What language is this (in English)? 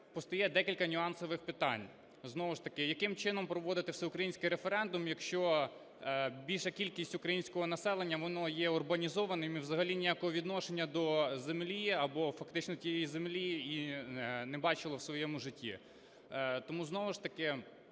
Ukrainian